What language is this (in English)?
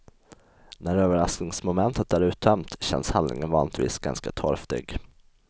Swedish